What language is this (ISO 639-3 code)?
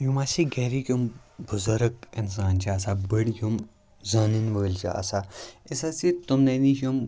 kas